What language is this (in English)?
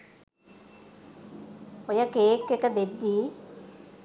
Sinhala